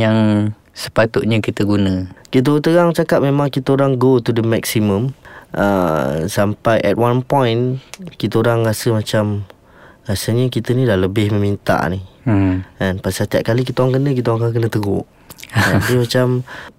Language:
Malay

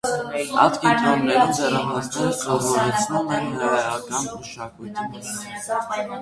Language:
Armenian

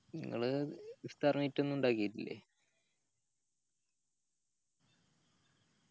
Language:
Malayalam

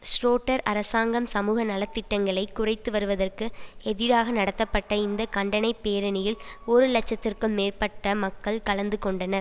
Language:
Tamil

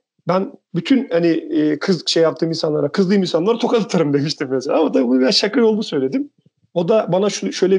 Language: Turkish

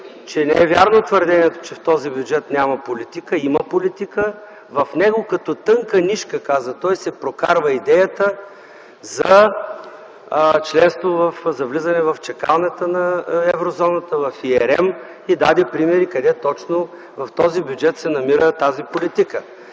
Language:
Bulgarian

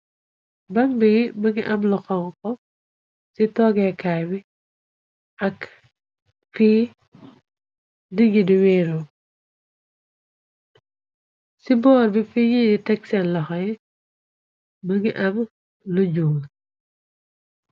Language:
Wolof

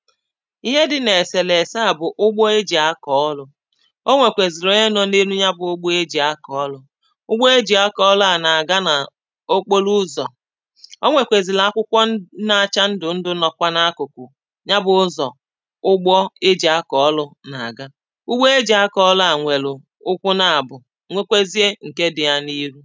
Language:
Igbo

